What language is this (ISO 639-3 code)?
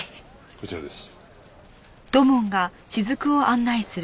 jpn